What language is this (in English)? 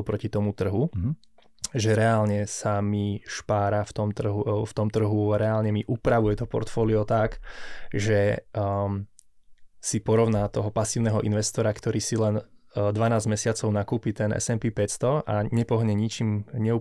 Slovak